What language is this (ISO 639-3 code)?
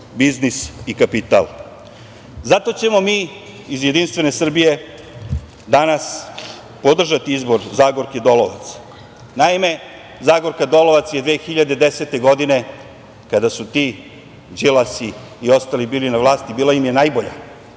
srp